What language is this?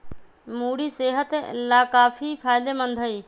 Magahi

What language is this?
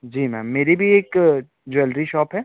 Hindi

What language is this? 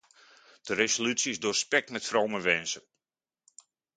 Dutch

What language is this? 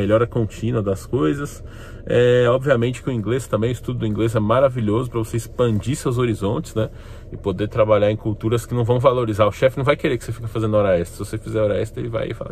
Portuguese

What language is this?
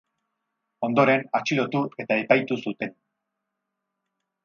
Basque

